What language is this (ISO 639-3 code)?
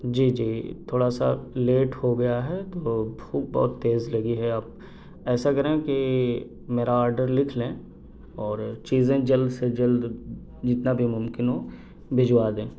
urd